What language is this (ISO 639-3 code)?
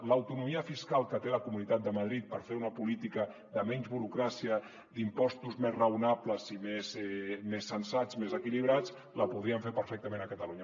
cat